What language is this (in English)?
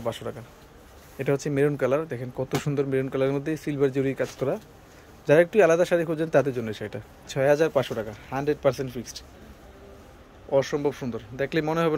Arabic